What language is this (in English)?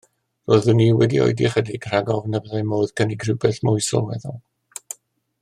Welsh